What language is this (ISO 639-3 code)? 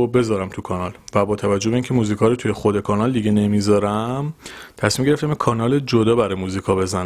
fas